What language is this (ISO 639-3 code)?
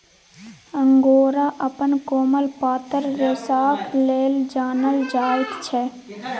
mai